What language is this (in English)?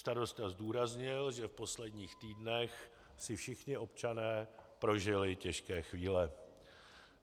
Czech